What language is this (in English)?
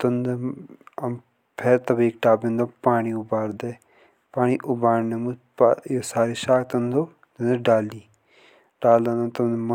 Jaunsari